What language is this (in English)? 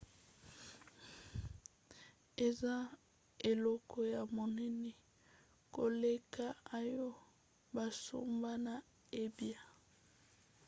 Lingala